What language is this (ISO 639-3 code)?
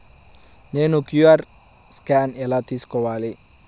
tel